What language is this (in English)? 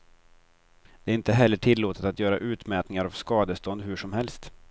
Swedish